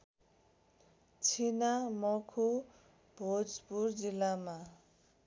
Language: Nepali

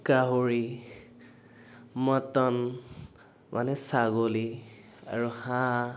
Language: Assamese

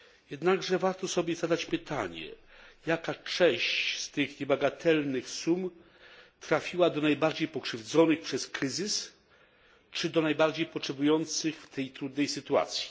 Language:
Polish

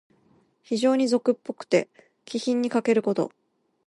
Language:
Japanese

